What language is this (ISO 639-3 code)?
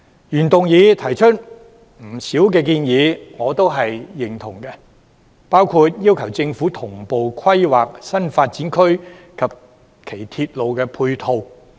yue